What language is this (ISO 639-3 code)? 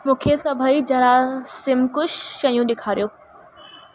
snd